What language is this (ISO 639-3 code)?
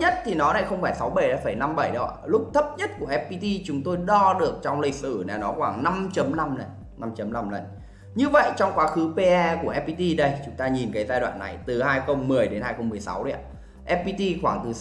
vie